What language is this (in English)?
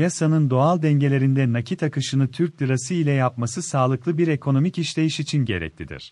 Turkish